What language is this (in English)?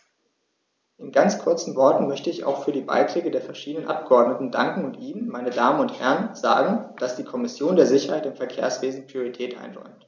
German